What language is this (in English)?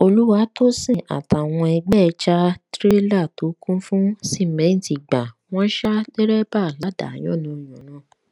Yoruba